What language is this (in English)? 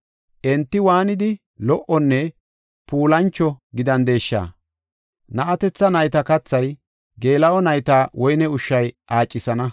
Gofa